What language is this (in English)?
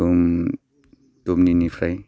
Bodo